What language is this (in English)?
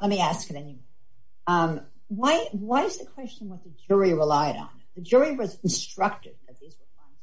English